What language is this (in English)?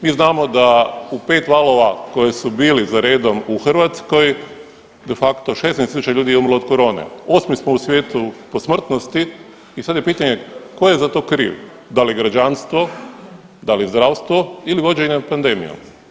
Croatian